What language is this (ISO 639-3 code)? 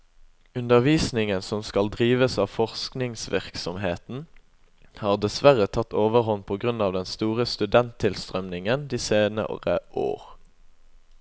nor